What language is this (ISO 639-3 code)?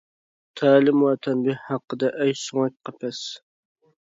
uig